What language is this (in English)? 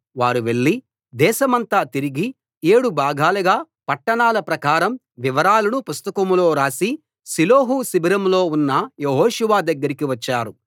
Telugu